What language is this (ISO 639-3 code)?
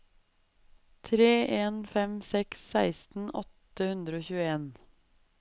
nor